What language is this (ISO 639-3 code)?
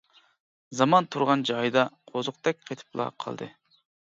uig